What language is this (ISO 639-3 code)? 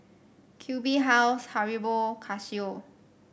eng